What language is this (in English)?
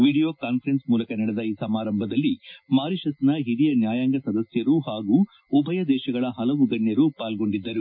Kannada